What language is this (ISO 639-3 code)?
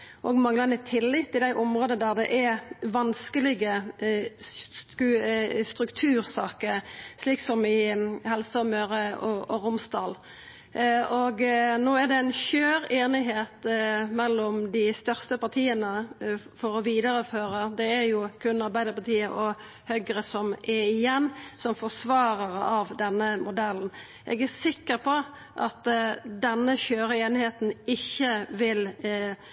nno